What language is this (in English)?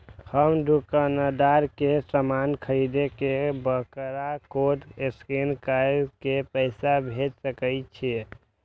Maithili